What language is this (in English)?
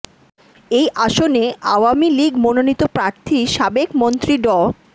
Bangla